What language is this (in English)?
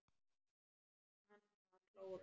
Icelandic